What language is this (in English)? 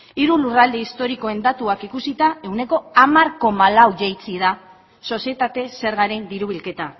Basque